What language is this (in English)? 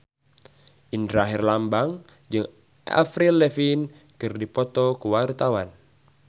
Sundanese